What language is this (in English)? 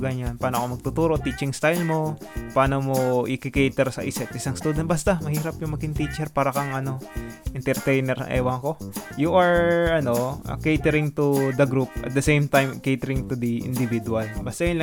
Filipino